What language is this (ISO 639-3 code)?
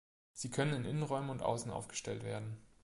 deu